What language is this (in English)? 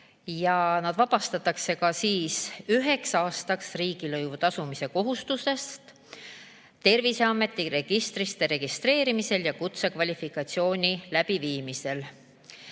Estonian